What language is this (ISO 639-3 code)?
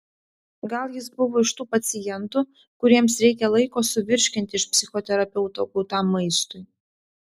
lit